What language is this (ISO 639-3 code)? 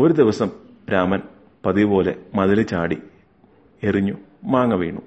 mal